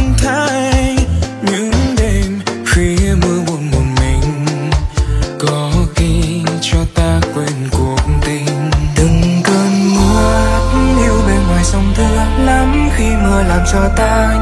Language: Vietnamese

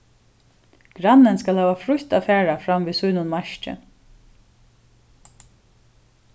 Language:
Faroese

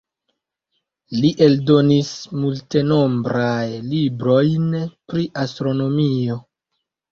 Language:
Esperanto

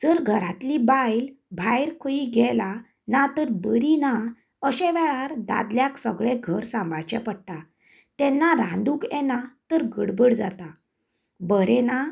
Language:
Konkani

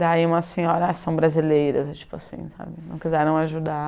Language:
Portuguese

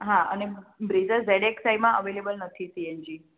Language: Gujarati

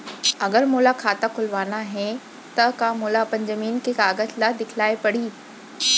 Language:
Chhattisgarhi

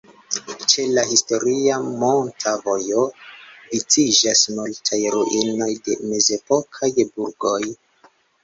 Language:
Esperanto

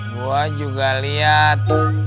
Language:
Indonesian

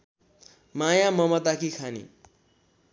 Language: Nepali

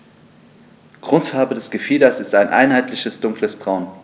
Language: German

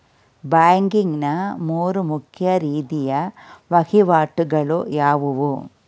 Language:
Kannada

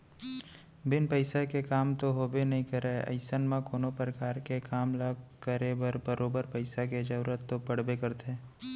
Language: Chhattisgarhi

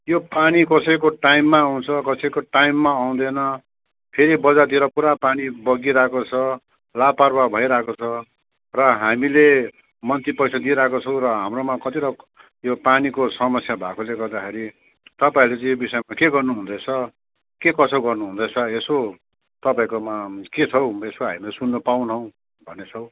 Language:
Nepali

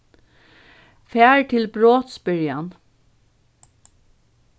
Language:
Faroese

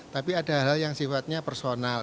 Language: Indonesian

